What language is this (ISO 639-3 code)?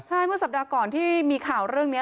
tha